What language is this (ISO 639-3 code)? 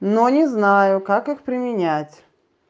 rus